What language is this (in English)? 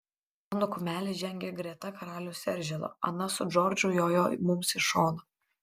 Lithuanian